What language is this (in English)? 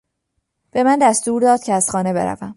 Persian